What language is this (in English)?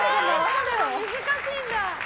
Japanese